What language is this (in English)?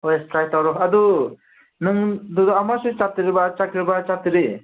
Manipuri